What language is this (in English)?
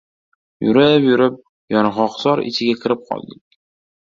Uzbek